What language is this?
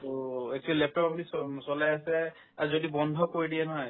Assamese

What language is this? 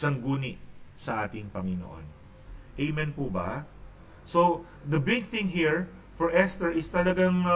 Filipino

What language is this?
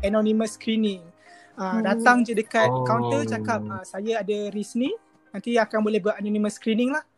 Malay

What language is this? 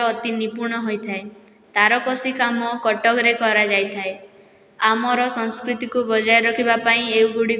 Odia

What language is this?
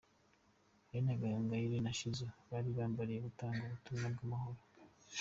Kinyarwanda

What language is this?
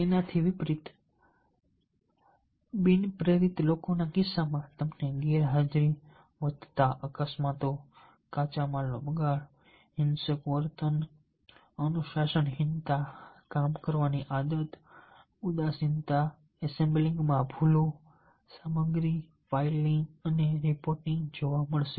Gujarati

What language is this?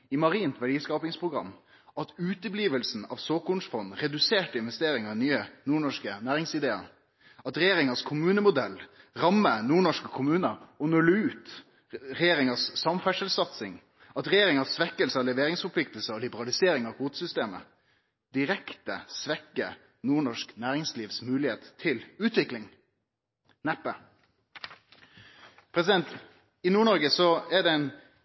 Norwegian Nynorsk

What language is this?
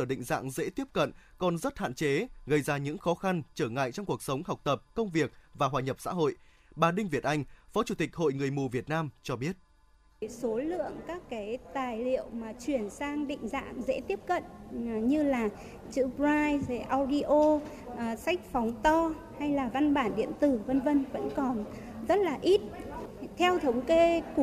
Vietnamese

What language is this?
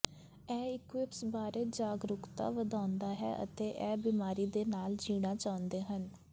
Punjabi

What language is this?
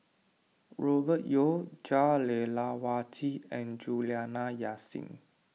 English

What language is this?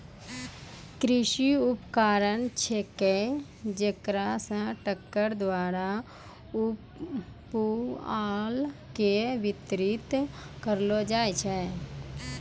Maithili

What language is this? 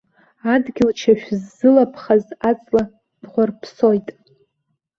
Abkhazian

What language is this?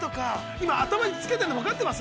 Japanese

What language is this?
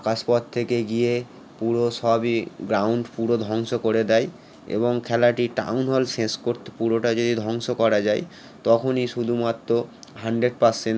Bangla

